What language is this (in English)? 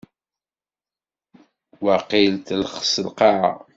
Kabyle